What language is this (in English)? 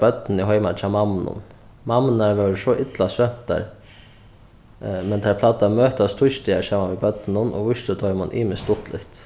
Faroese